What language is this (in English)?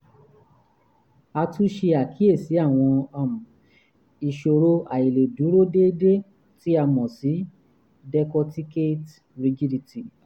Yoruba